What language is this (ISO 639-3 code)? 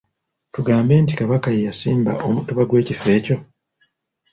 lug